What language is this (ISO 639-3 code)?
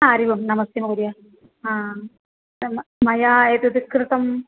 san